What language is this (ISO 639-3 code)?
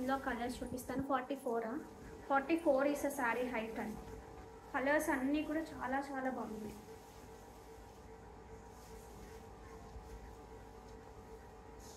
tel